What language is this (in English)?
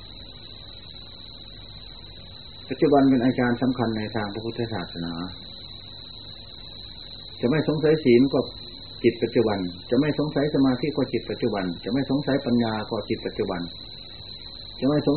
Thai